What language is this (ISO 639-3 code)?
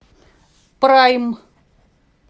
rus